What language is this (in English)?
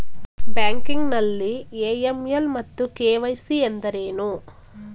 Kannada